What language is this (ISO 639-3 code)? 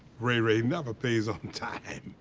eng